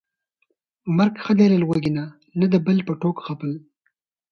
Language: Pashto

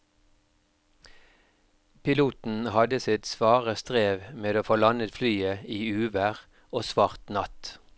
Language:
Norwegian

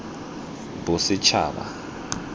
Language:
Tswana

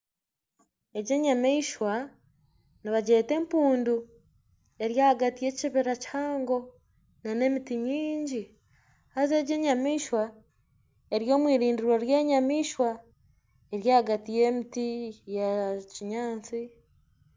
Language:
Nyankole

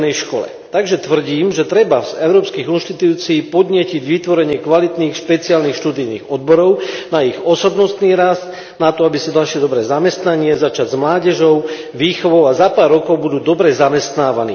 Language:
Slovak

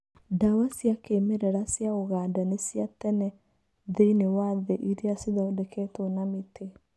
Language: Kikuyu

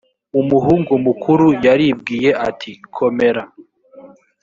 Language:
Kinyarwanda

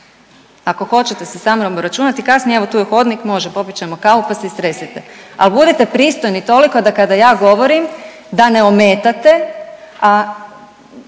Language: Croatian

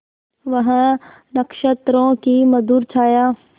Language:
Hindi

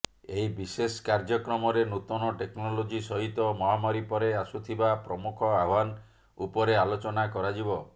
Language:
Odia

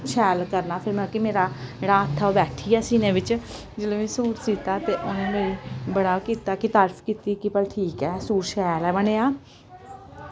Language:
Dogri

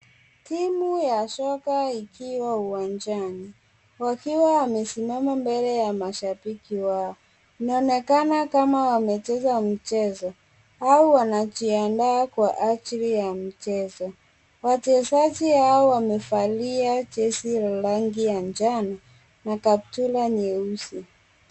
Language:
Swahili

